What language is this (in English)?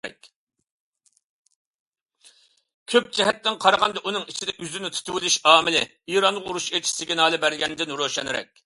Uyghur